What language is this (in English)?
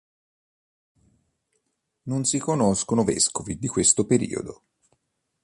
Italian